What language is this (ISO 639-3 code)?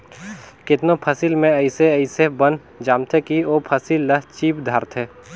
hne